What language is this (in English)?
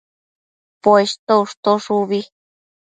Matsés